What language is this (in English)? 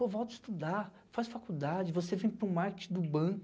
Portuguese